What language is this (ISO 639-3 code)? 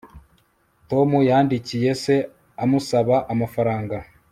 kin